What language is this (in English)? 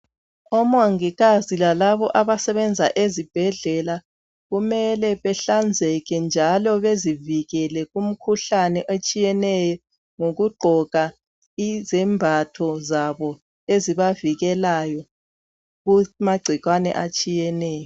North Ndebele